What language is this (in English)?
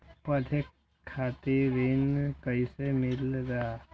Magahi